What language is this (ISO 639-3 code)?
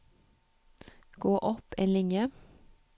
nor